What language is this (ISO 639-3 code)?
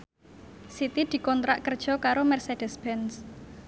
jav